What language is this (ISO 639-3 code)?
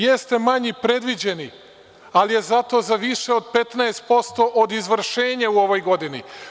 srp